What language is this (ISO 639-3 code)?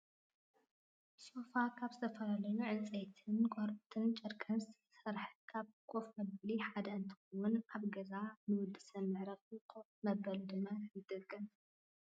tir